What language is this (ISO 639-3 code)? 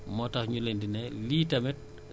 wol